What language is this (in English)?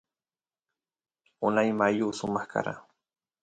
Santiago del Estero Quichua